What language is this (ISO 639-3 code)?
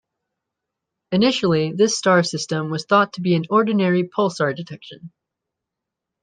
eng